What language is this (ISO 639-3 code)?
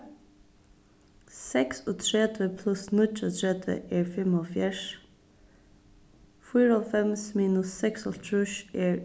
fao